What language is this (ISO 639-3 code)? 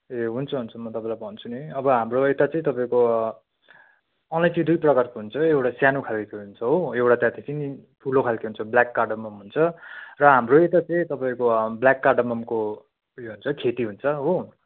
nep